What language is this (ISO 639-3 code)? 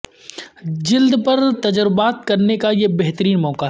urd